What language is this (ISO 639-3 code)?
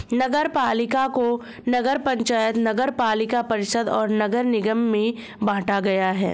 hin